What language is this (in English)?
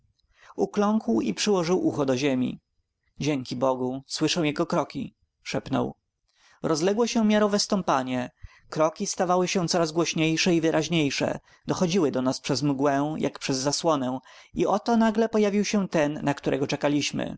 Polish